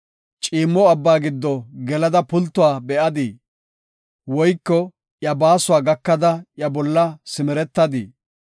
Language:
Gofa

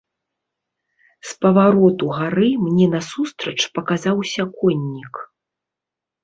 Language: Belarusian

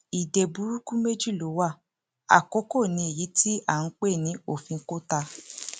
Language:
Yoruba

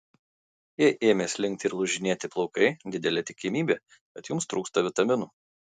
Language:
Lithuanian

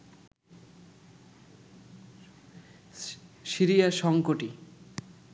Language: Bangla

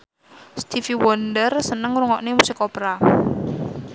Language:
Javanese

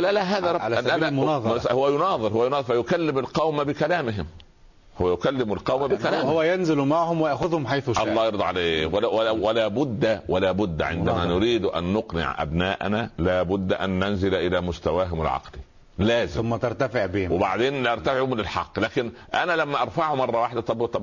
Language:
Arabic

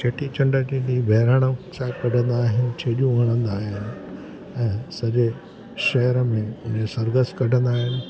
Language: Sindhi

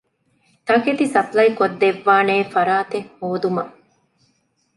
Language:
Divehi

